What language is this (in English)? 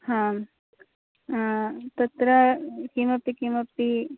Sanskrit